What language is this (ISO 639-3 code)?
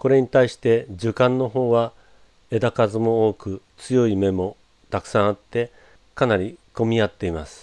jpn